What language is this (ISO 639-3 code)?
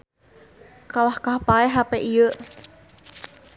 sun